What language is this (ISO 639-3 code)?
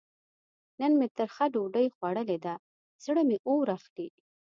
pus